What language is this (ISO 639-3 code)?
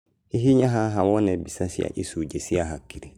kik